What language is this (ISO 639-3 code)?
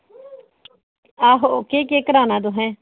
doi